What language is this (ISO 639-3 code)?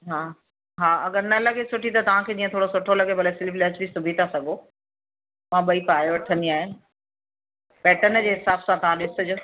snd